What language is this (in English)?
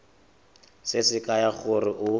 Tswana